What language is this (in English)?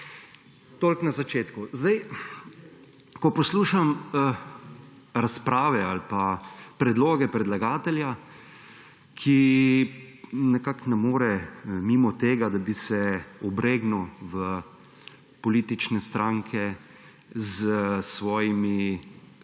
Slovenian